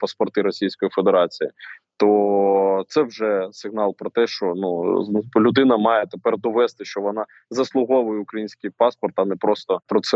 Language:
Ukrainian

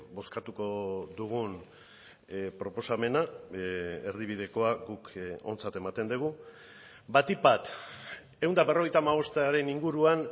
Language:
Basque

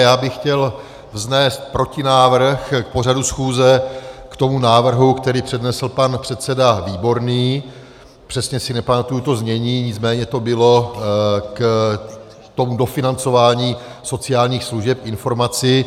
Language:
Czech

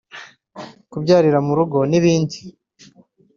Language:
Kinyarwanda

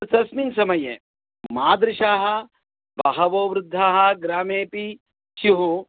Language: Sanskrit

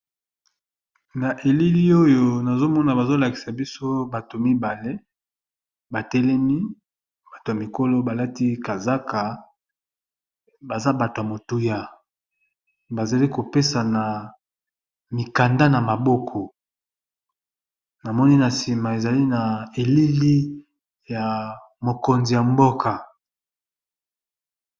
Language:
Lingala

